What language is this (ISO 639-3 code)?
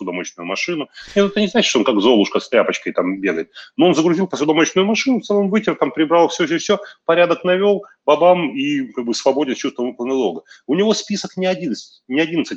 rus